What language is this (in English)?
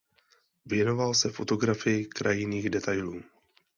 Czech